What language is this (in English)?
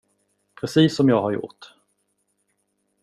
Swedish